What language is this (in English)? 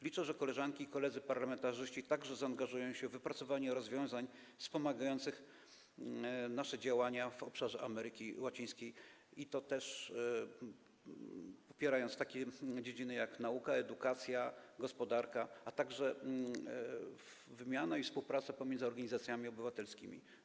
Polish